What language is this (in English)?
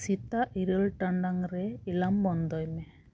Santali